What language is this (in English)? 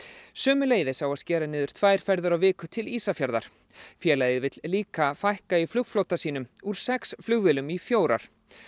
Icelandic